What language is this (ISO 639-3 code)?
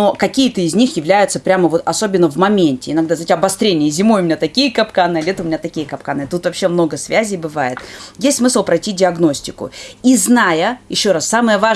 rus